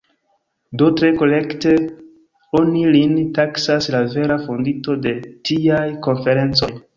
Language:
Esperanto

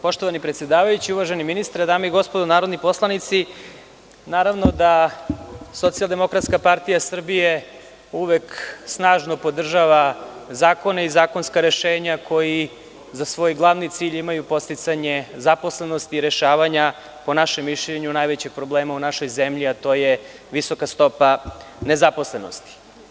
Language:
Serbian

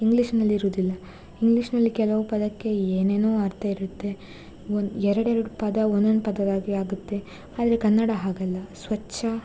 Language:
Kannada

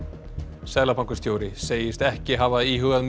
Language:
Icelandic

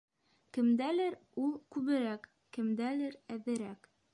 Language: Bashkir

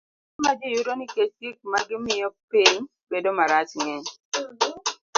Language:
Luo (Kenya and Tanzania)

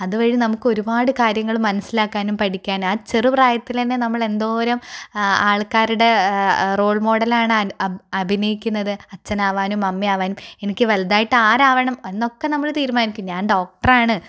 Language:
Malayalam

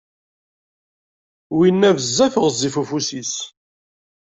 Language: Kabyle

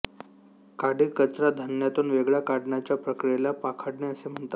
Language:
Marathi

